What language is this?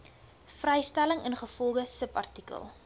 Afrikaans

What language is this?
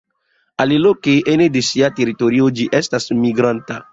Esperanto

